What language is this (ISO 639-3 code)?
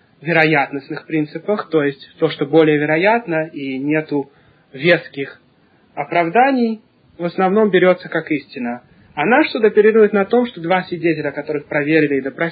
rus